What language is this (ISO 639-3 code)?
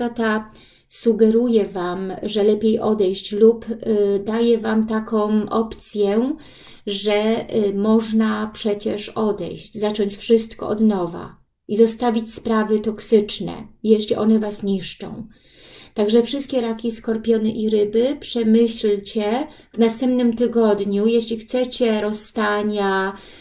pol